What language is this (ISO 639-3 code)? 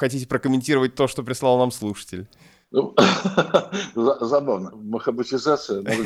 rus